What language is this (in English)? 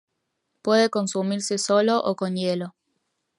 Spanish